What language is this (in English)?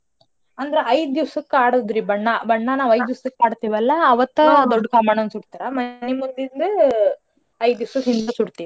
Kannada